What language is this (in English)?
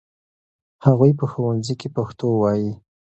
Pashto